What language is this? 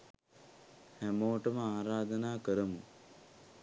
Sinhala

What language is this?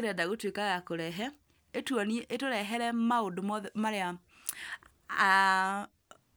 Kikuyu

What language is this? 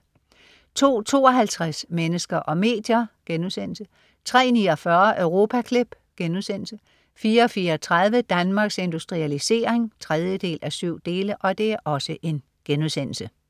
Danish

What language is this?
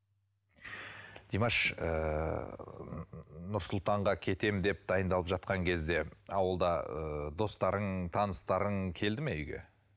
Kazakh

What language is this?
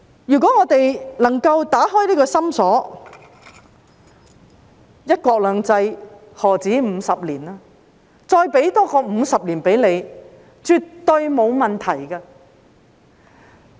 Cantonese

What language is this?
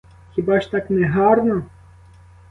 Ukrainian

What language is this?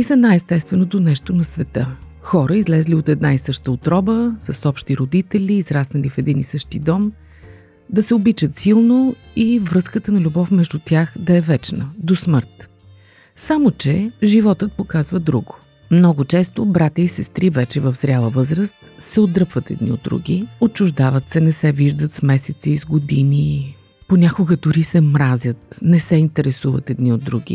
Bulgarian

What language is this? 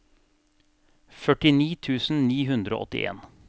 Norwegian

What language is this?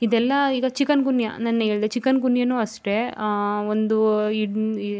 Kannada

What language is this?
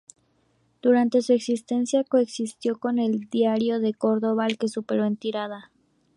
Spanish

